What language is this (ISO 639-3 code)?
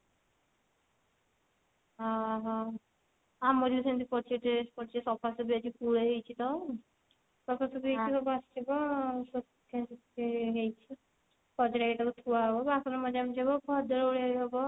ori